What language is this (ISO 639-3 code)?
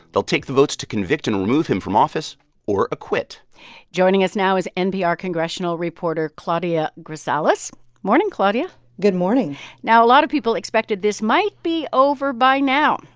eng